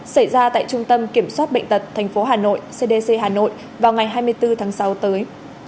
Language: Vietnamese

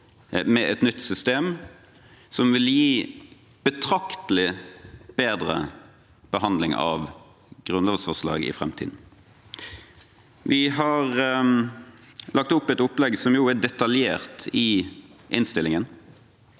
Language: Norwegian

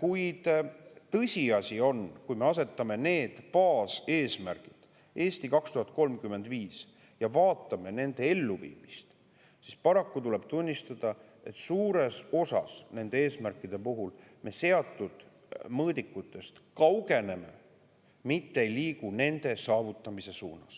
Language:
Estonian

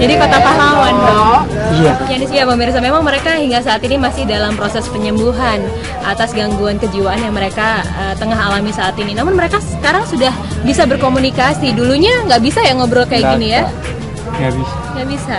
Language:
Indonesian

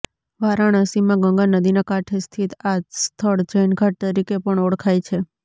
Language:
Gujarati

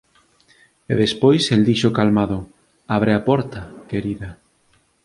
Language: Galician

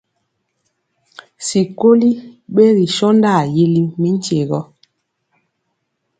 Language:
Mpiemo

